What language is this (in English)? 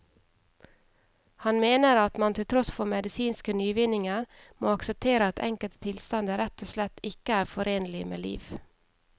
Norwegian